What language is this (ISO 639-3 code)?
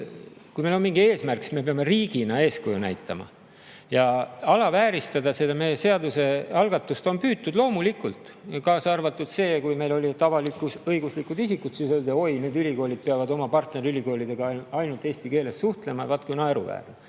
est